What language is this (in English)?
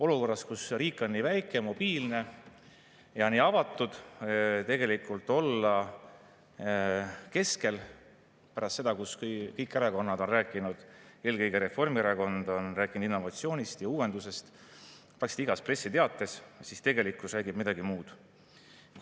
Estonian